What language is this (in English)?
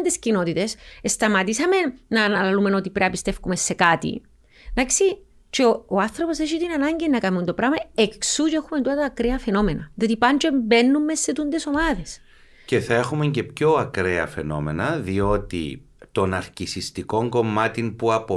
Greek